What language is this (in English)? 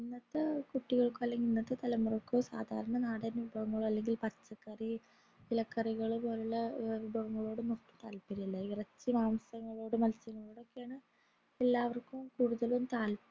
Malayalam